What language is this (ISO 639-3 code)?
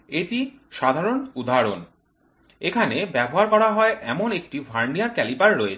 ben